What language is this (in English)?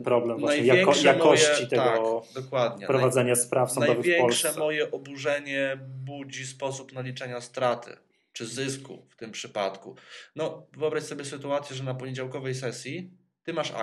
Polish